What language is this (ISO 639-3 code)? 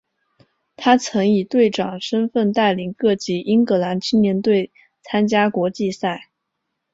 zho